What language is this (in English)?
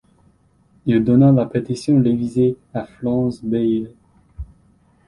French